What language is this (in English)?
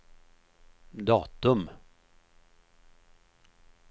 Swedish